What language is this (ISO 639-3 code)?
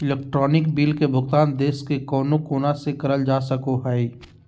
mag